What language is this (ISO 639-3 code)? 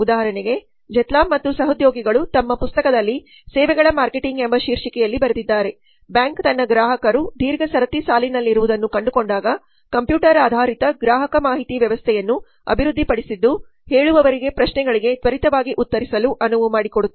kan